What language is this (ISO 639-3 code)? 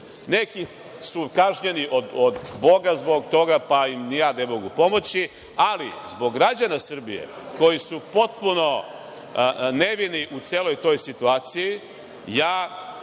srp